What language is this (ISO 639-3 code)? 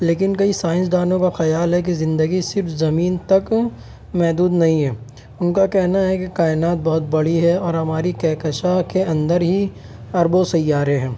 urd